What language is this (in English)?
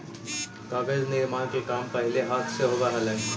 Magahi